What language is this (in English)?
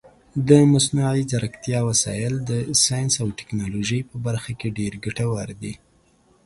Pashto